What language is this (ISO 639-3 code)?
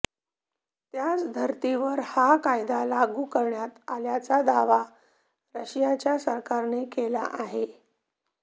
mar